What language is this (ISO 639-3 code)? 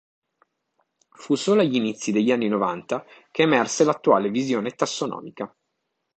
ita